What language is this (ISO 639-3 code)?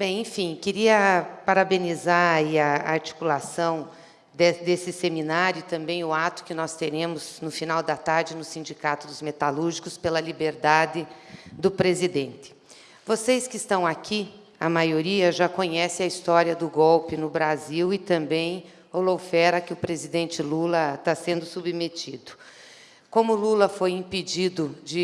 por